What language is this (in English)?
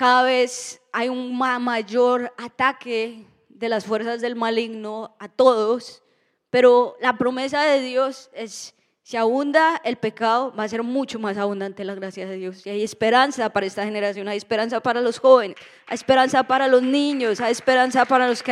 Spanish